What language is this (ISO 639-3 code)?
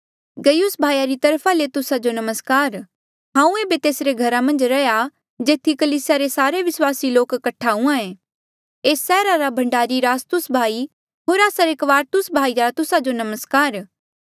mjl